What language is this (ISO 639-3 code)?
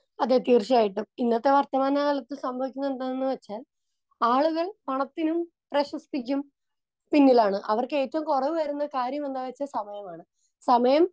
mal